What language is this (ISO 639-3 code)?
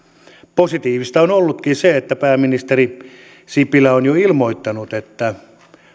fin